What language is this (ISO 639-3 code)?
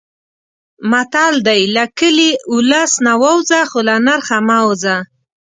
pus